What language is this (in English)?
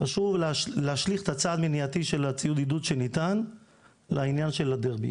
Hebrew